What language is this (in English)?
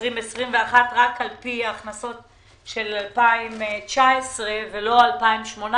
Hebrew